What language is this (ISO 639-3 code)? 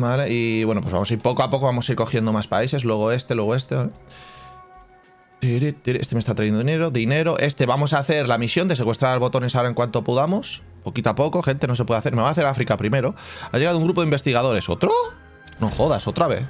spa